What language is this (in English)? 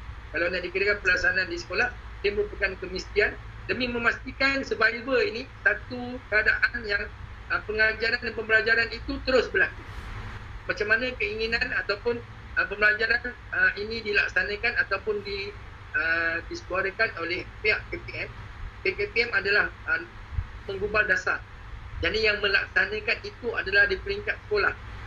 Malay